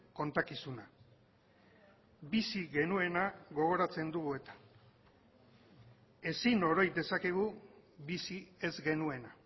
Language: Basque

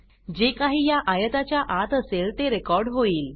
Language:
Marathi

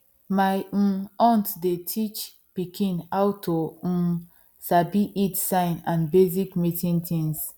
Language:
Nigerian Pidgin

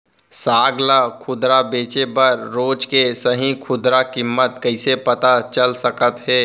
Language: Chhattisgarhi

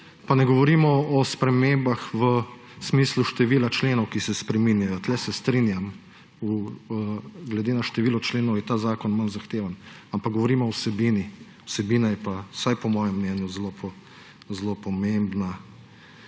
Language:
Slovenian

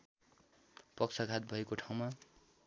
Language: Nepali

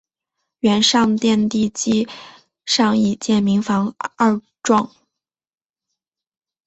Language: Chinese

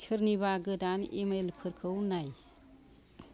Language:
Bodo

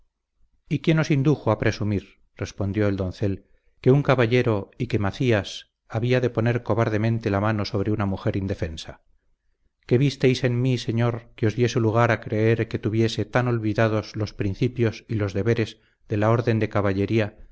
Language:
Spanish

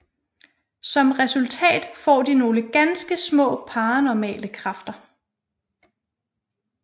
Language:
Danish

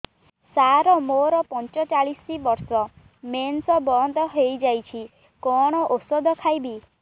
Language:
Odia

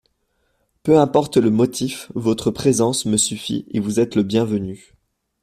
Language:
French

